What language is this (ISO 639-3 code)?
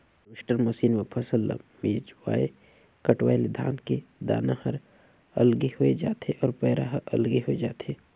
hne